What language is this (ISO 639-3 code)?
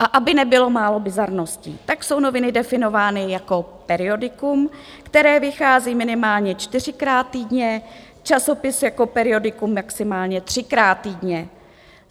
ces